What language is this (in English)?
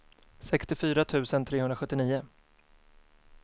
Swedish